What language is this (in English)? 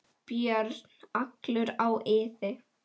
Icelandic